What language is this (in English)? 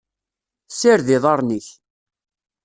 Kabyle